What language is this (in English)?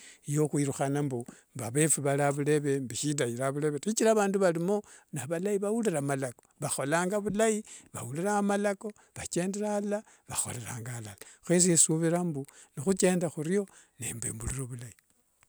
Wanga